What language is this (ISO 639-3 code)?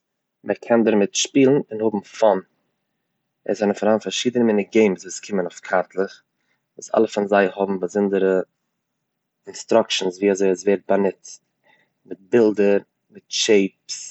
yid